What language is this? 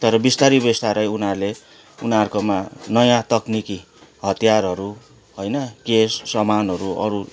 Nepali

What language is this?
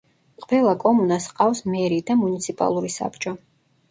Georgian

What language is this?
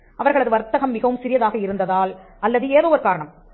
Tamil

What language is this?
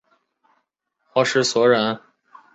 Chinese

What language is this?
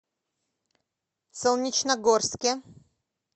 Russian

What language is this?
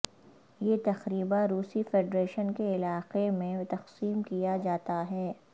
Urdu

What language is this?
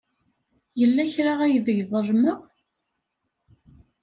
Kabyle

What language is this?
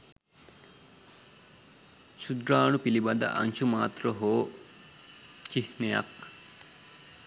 Sinhala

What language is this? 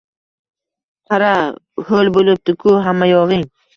Uzbek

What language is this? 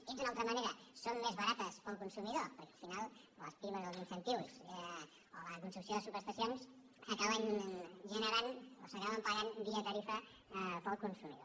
Catalan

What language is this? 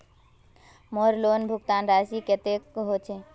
Magahi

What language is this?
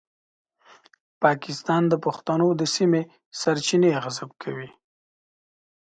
Pashto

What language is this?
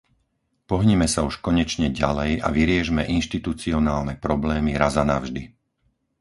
Slovak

